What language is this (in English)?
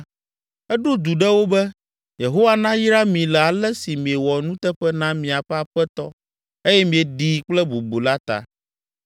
Ewe